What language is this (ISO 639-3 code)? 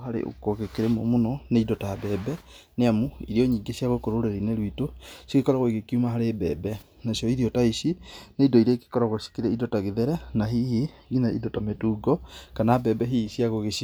kik